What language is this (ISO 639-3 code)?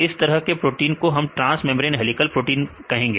hin